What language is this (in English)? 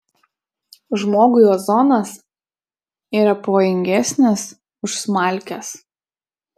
Lithuanian